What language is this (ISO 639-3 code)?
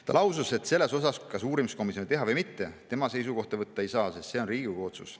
est